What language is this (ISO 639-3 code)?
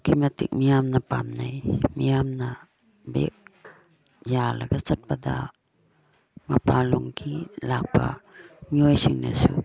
mni